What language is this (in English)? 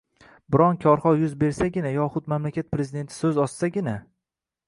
Uzbek